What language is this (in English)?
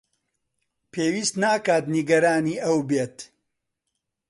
Central Kurdish